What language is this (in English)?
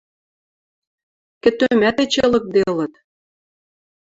Western Mari